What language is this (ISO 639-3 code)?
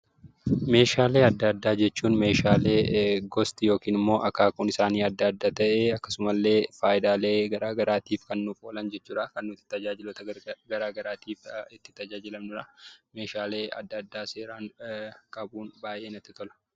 orm